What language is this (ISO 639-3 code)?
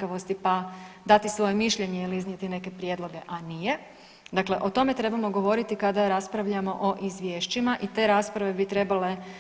hrv